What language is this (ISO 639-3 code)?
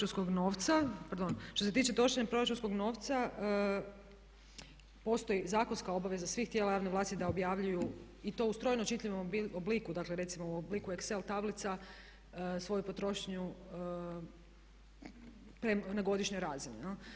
hrv